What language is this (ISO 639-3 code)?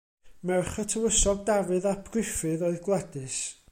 cym